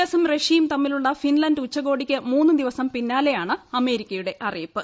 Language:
Malayalam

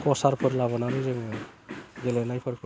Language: Bodo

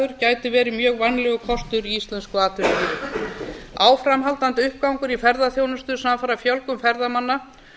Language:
Icelandic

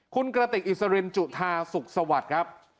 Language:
Thai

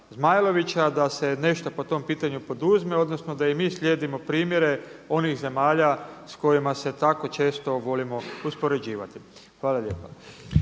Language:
Croatian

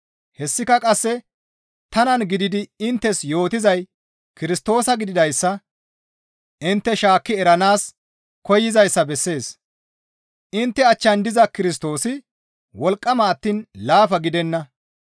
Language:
Gamo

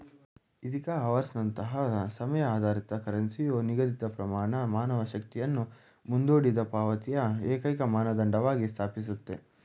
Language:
Kannada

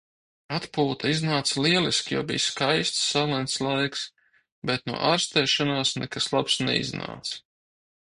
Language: Latvian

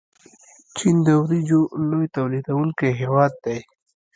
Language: Pashto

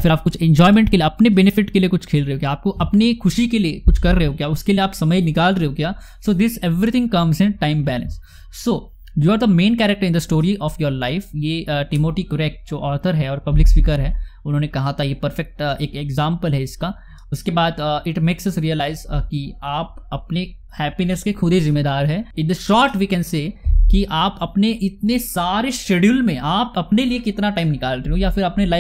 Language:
Hindi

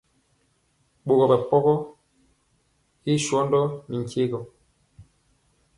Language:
Mpiemo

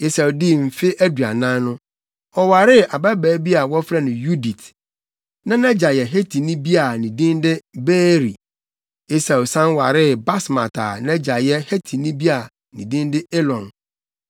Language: Akan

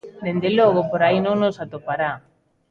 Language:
Galician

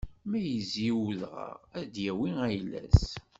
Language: Kabyle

